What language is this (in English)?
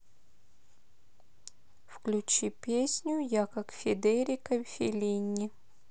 Russian